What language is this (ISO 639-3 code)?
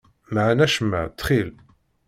kab